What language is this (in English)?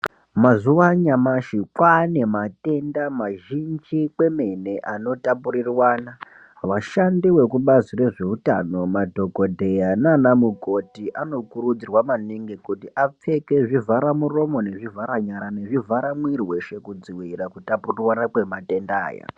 Ndau